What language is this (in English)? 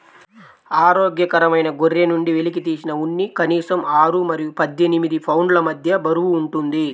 Telugu